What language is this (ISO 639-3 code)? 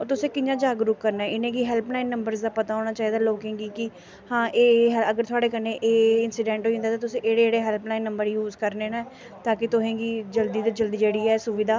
doi